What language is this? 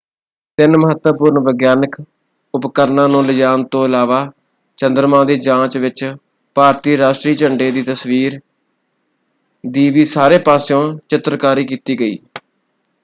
Punjabi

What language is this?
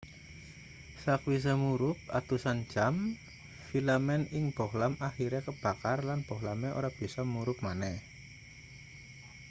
Javanese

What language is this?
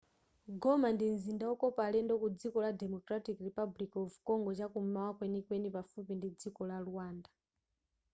Nyanja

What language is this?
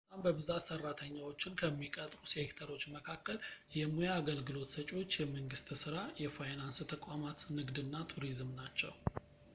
Amharic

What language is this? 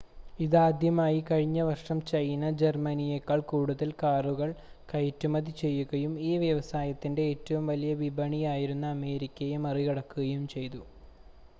Malayalam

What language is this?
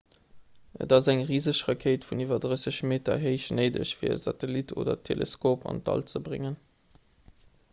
Luxembourgish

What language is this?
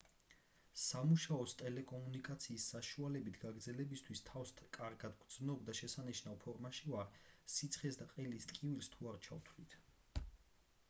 Georgian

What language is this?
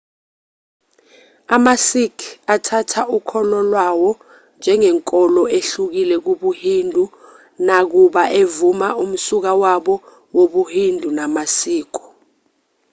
Zulu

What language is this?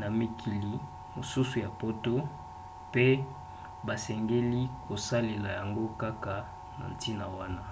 Lingala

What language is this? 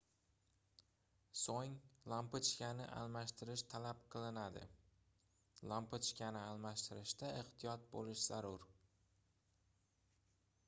Uzbek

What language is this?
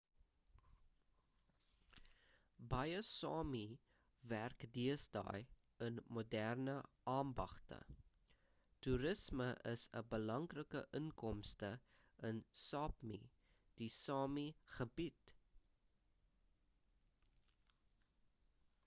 Afrikaans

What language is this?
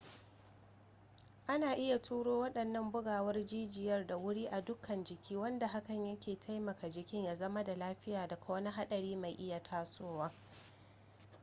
Hausa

